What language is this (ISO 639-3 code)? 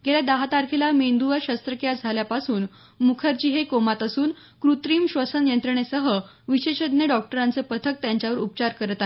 mar